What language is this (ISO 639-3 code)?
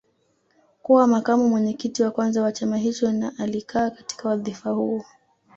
swa